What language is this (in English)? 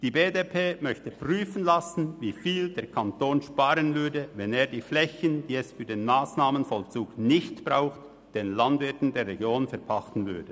Swiss German